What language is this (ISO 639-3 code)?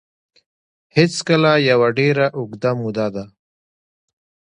pus